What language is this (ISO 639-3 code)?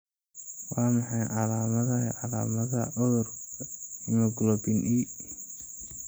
som